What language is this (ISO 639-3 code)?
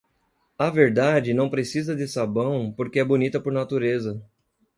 por